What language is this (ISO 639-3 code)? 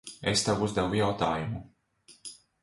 lav